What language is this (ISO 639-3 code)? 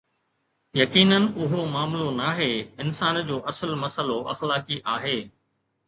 snd